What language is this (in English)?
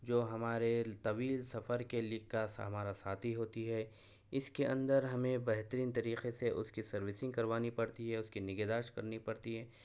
Urdu